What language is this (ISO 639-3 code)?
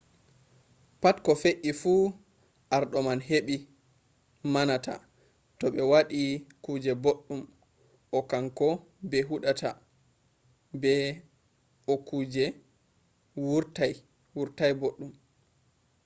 ful